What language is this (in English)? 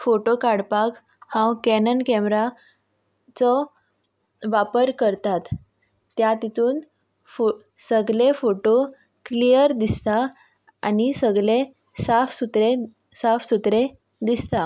Konkani